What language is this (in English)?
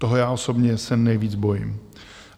Czech